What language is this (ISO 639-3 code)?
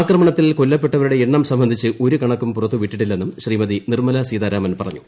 mal